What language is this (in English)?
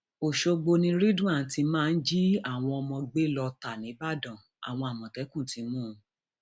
Yoruba